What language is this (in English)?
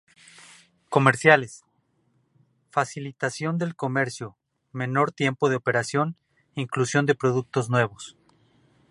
Spanish